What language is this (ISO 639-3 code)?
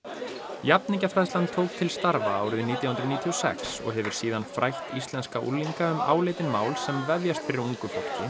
isl